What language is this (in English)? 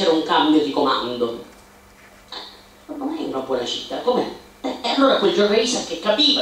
Italian